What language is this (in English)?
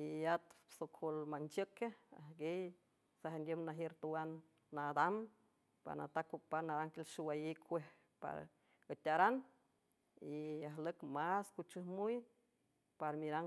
San Francisco Del Mar Huave